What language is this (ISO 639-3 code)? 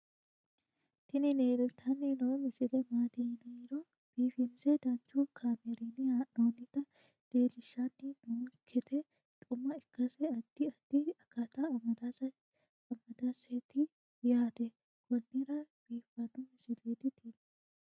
sid